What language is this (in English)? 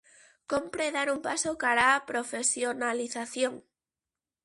Galician